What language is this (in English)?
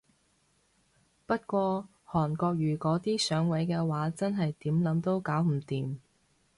Cantonese